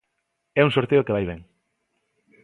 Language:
Galician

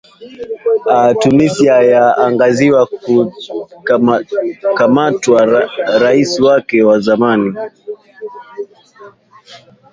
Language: Swahili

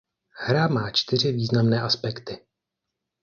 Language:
Czech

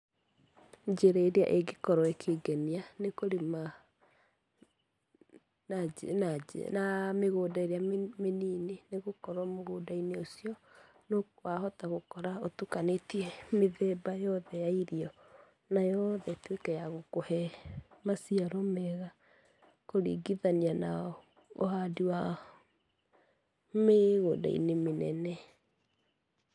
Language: Kikuyu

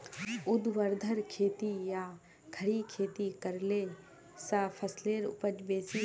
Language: Magahi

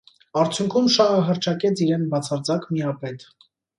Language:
Armenian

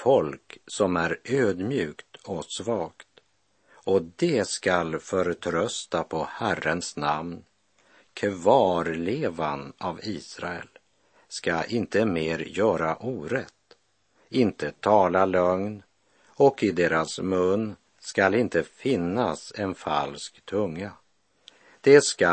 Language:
Swedish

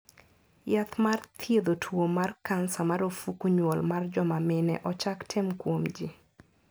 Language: Luo (Kenya and Tanzania)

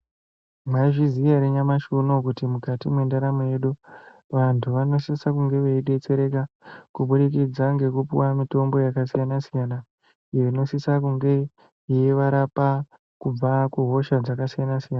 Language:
Ndau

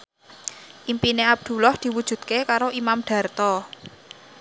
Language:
Javanese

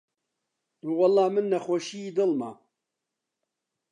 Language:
Central Kurdish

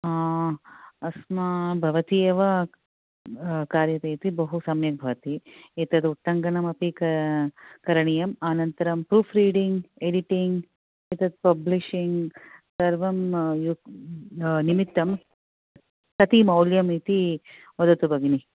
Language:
Sanskrit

